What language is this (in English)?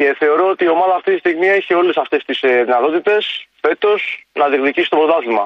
Greek